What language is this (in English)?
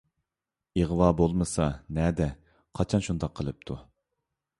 Uyghur